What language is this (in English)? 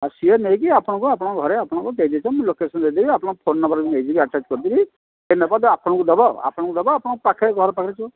Odia